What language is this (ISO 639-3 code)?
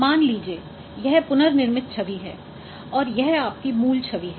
hin